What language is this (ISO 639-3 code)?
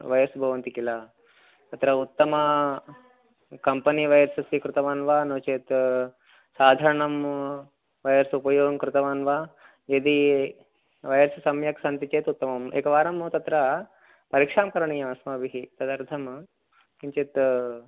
san